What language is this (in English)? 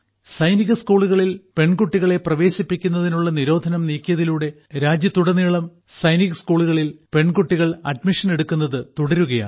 Malayalam